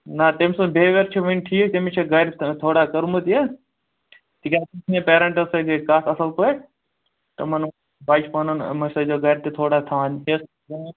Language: Kashmiri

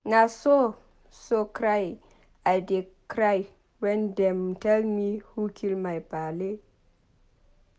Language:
Nigerian Pidgin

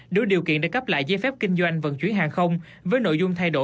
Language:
Vietnamese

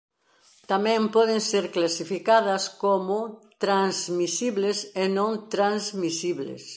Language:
Galician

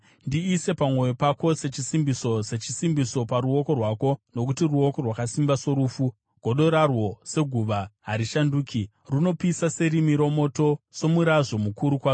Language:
Shona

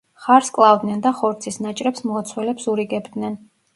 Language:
Georgian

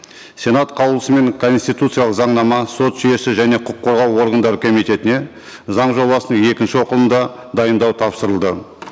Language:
Kazakh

